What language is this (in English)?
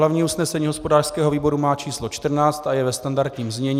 Czech